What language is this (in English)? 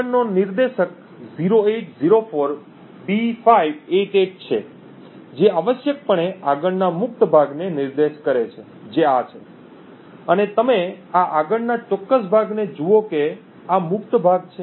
Gujarati